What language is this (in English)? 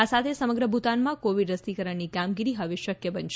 Gujarati